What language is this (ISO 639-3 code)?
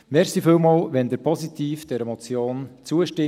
gsw